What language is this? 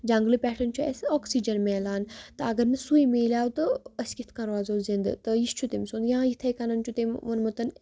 Kashmiri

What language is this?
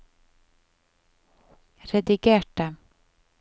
Norwegian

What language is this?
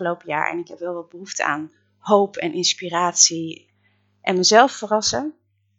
Dutch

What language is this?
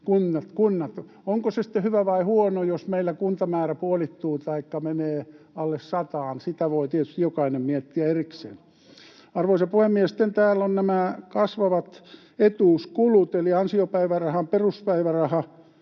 Finnish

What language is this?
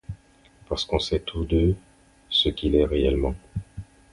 French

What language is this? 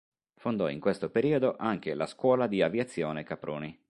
Italian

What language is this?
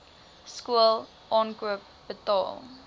Afrikaans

